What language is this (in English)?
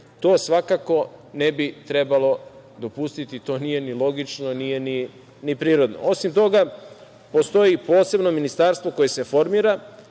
Serbian